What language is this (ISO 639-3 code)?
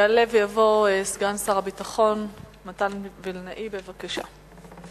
heb